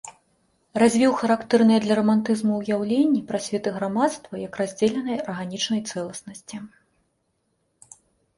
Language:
Belarusian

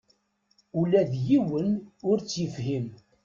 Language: Kabyle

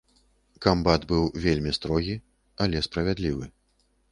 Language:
Belarusian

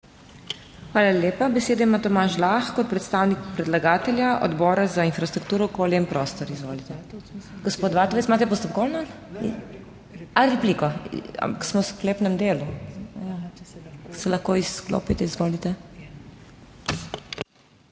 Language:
Slovenian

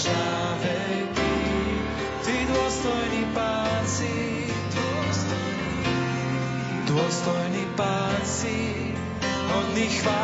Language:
Slovak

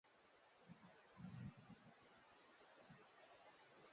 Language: Swahili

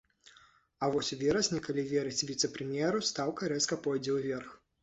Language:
Belarusian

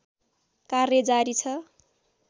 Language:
Nepali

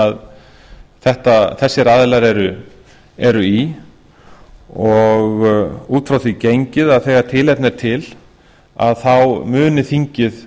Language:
Icelandic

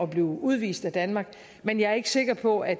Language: Danish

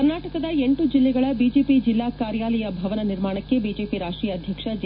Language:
Kannada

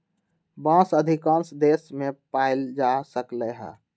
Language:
Magahi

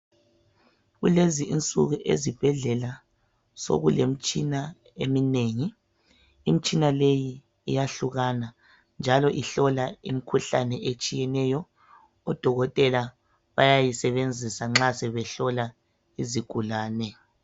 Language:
North Ndebele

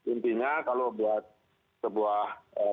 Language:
Indonesian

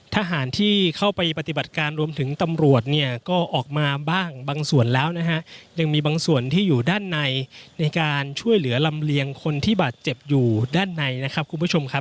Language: Thai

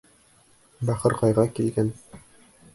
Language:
Bashkir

